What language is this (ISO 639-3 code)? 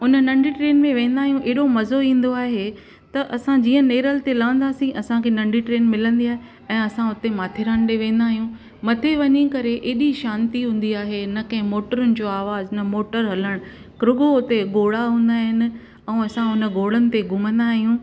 snd